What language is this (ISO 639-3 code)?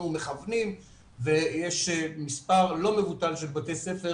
heb